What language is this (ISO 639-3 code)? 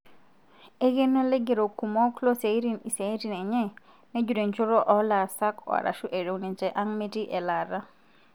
mas